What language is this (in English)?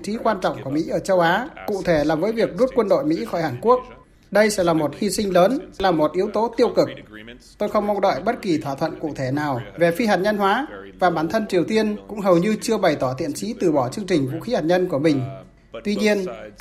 Vietnamese